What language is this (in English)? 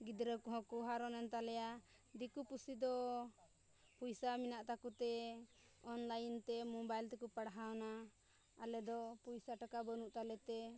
Santali